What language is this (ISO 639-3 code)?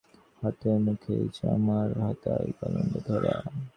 ben